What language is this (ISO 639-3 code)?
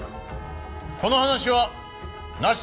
jpn